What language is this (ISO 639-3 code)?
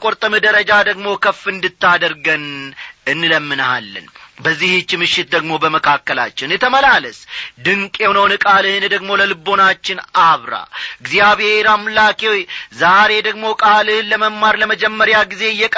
amh